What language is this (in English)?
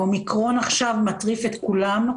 Hebrew